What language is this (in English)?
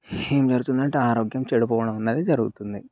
Telugu